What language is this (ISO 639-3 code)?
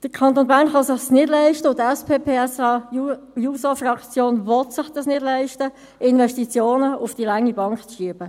gsw